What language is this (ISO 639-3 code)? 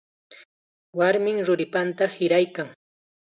qxa